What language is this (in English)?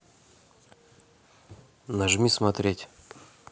Russian